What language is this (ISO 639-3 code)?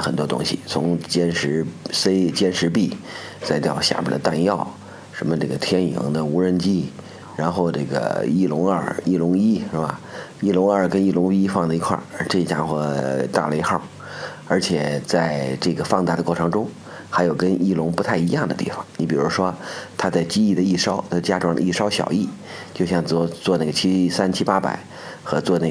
zho